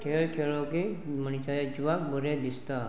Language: Konkani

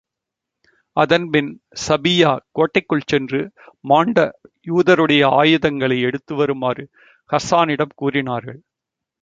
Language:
Tamil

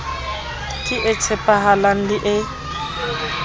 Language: Southern Sotho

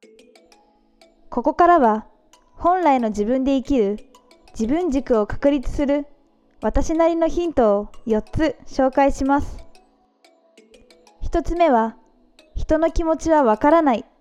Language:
Japanese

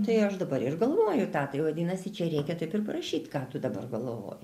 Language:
Lithuanian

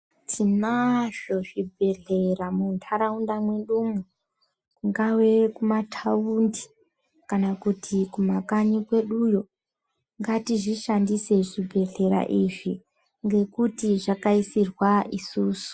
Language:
Ndau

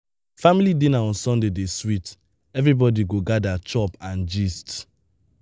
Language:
Nigerian Pidgin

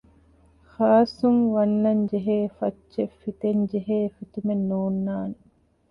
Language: Divehi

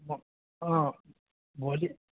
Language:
Nepali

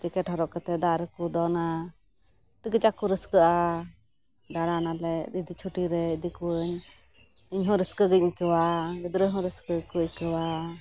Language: Santali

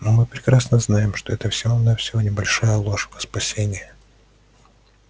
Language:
Russian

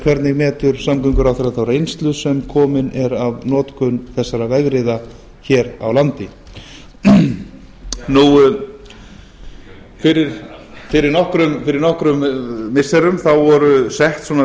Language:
Icelandic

